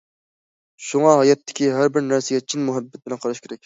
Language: Uyghur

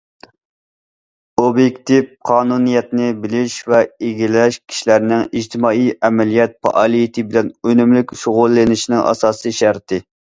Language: Uyghur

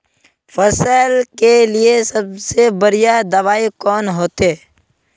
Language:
Magahi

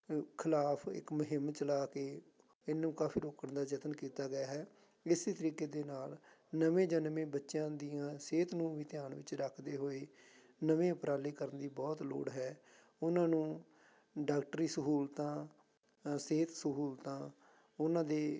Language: Punjabi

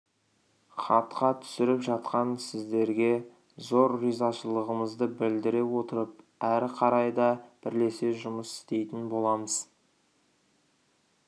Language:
Kazakh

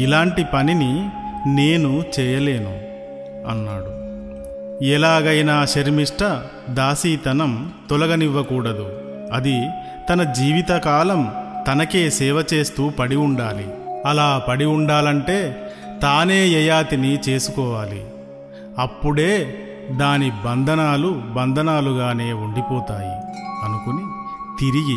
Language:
Telugu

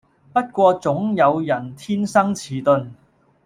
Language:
Cantonese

